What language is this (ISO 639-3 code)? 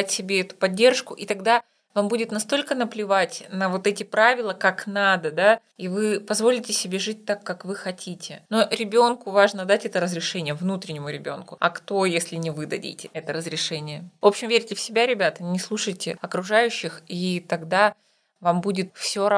rus